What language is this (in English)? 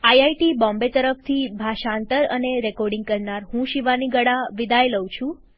Gujarati